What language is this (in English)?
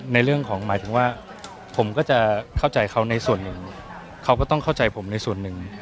Thai